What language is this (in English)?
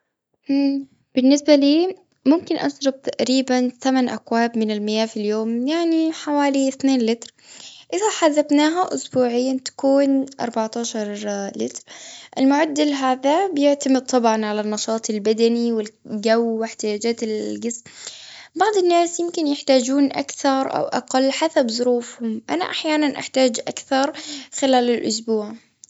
Gulf Arabic